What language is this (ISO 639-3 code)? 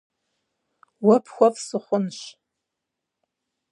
kbd